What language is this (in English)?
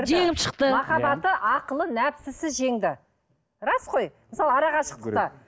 Kazakh